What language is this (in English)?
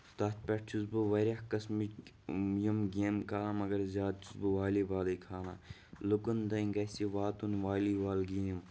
Kashmiri